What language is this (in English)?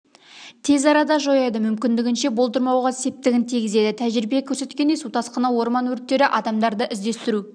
Kazakh